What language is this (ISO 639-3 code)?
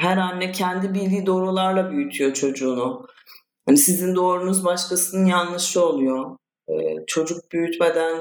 tur